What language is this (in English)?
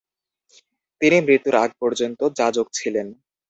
Bangla